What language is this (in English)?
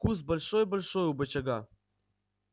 Russian